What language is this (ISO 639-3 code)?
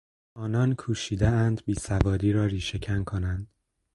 fas